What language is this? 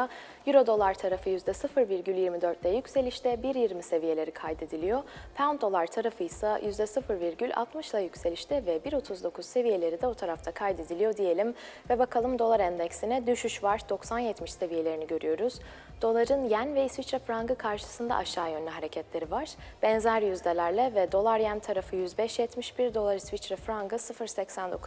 Turkish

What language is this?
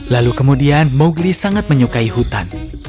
Indonesian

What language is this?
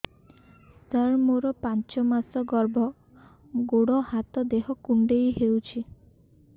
Odia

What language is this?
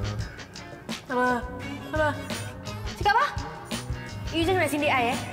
Malay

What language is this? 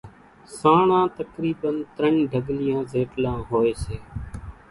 Kachi Koli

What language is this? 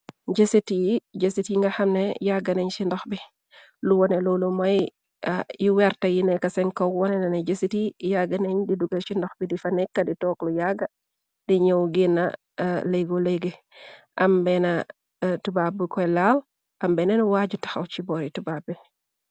Wolof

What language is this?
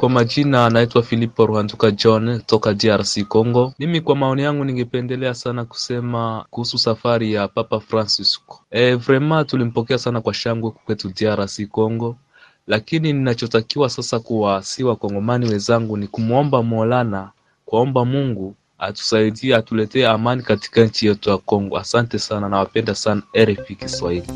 Swahili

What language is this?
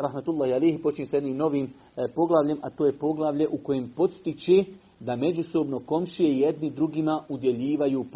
Croatian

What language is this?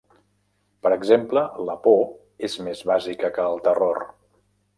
Catalan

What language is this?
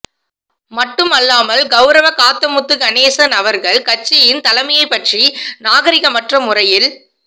Tamil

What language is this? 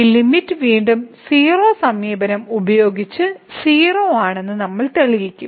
Malayalam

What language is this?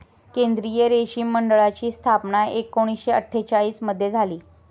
Marathi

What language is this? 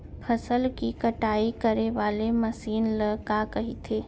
Chhattisgarhi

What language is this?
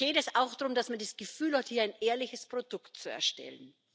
German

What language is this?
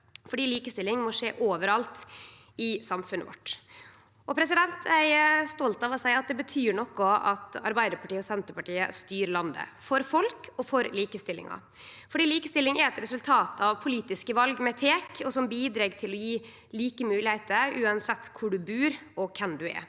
Norwegian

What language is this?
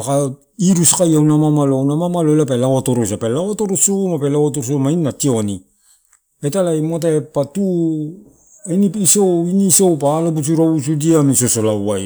Torau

